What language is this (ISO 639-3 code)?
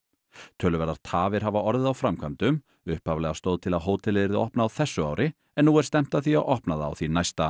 isl